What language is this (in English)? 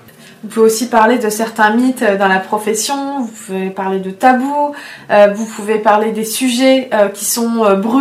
French